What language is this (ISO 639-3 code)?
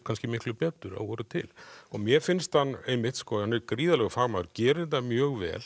isl